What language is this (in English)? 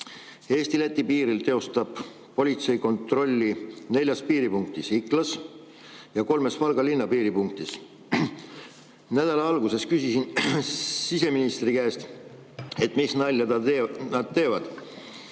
Estonian